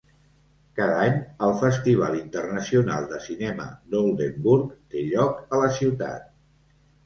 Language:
Catalan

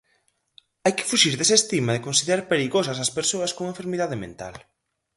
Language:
Galician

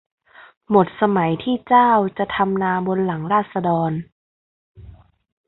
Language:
Thai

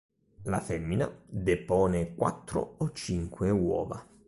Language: Italian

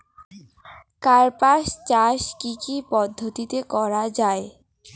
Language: Bangla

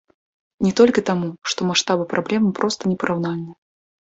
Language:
Belarusian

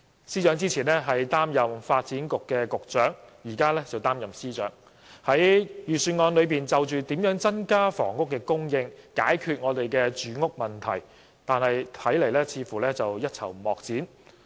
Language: Cantonese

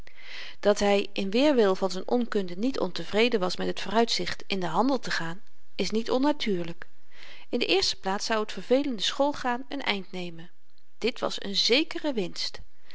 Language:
Dutch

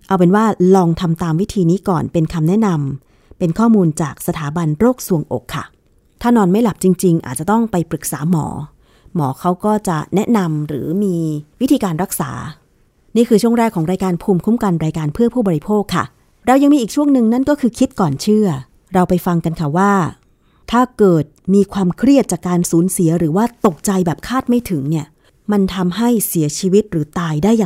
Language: Thai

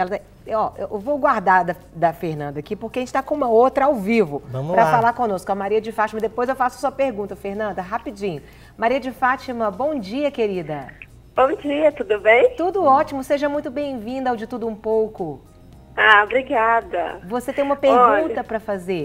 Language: Portuguese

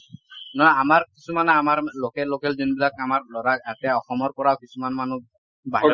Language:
Assamese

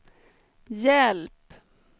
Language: Swedish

